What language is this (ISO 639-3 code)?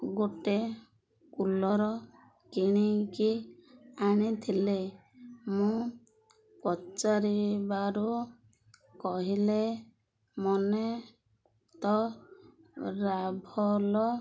ori